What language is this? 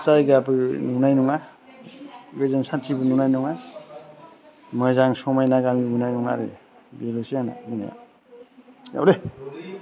Bodo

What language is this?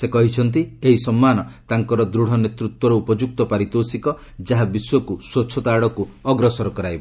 Odia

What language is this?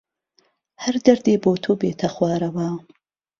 Central Kurdish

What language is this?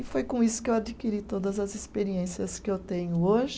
Portuguese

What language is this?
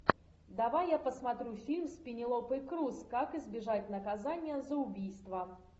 Russian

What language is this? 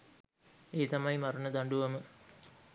Sinhala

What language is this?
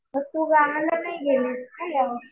Marathi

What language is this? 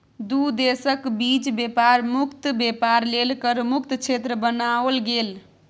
Maithili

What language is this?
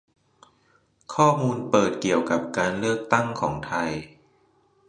Thai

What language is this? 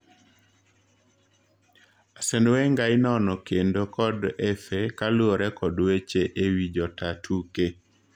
Luo (Kenya and Tanzania)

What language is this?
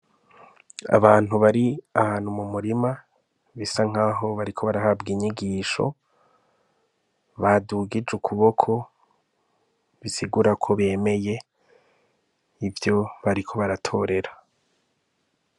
Rundi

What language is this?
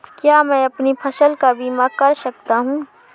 Hindi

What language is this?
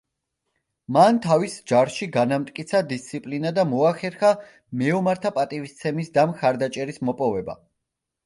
Georgian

